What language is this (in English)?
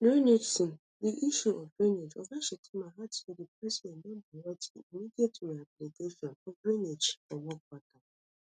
Nigerian Pidgin